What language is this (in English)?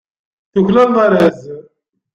Kabyle